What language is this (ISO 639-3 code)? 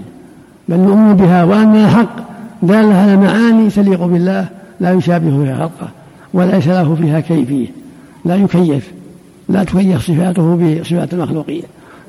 ara